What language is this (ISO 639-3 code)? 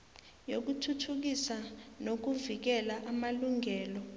nbl